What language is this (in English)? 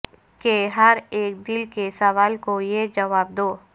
Urdu